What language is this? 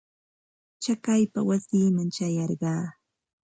Santa Ana de Tusi Pasco Quechua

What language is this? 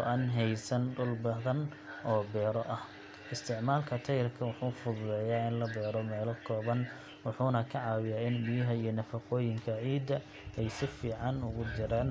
Somali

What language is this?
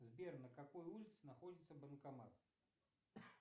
Russian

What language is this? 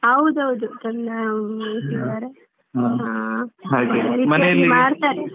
Kannada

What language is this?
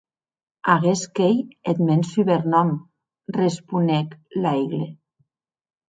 Occitan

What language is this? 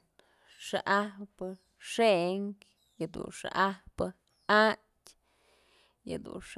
Mazatlán Mixe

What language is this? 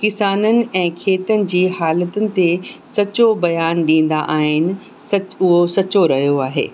Sindhi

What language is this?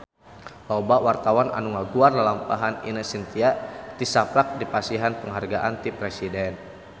Sundanese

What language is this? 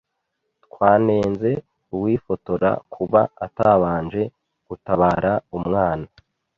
Kinyarwanda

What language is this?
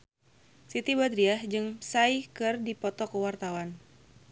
Sundanese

